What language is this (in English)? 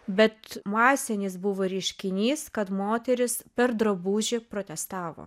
Lithuanian